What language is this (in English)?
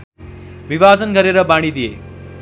Nepali